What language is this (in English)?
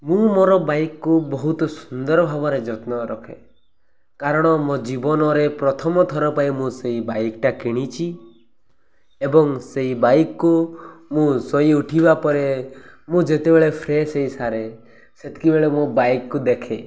Odia